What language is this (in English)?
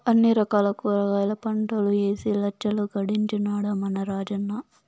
Telugu